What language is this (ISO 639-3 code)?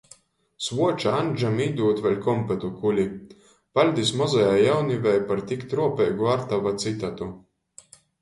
ltg